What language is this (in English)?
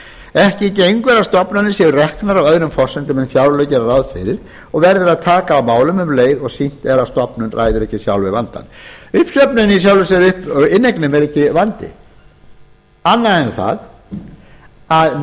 Icelandic